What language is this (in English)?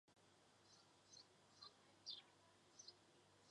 Chinese